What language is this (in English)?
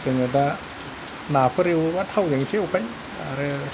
Bodo